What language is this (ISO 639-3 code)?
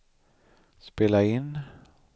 swe